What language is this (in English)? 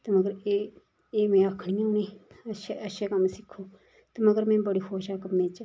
Dogri